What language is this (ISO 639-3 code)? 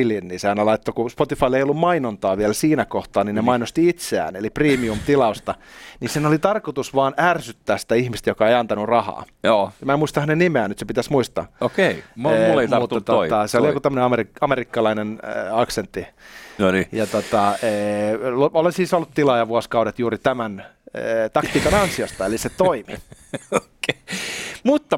fin